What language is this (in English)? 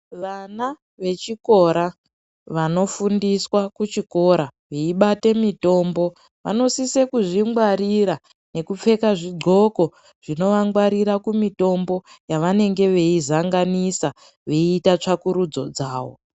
Ndau